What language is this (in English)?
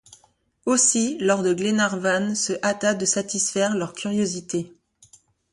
French